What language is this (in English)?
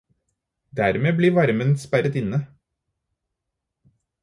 Norwegian Bokmål